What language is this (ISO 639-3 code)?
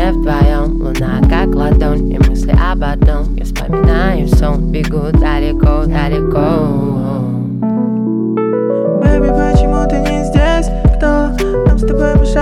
ukr